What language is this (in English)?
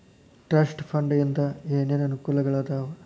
Kannada